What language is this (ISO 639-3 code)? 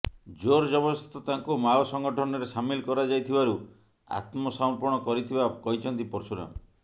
ori